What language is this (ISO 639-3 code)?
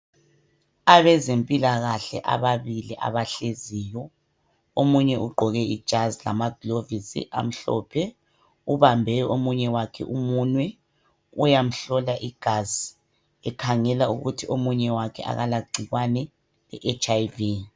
nde